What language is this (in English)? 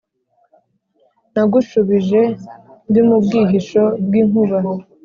Kinyarwanda